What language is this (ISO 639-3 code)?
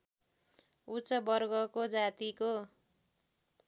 nep